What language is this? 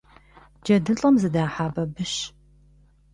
Kabardian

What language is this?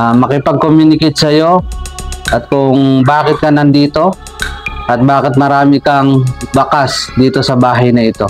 Filipino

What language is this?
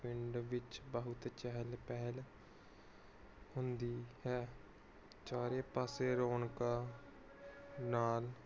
Punjabi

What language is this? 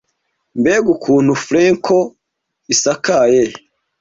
Kinyarwanda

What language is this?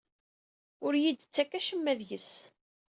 Kabyle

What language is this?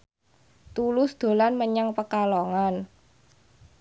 Javanese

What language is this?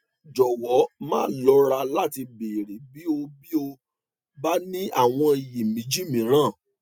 Yoruba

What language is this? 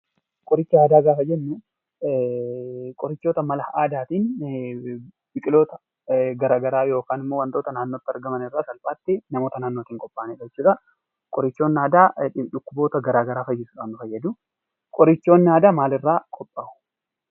Oromo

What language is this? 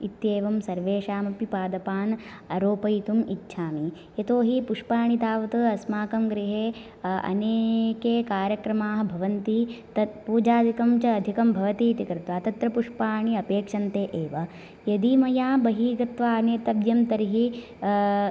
Sanskrit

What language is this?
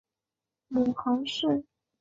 Chinese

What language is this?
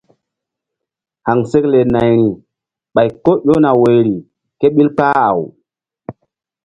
Mbum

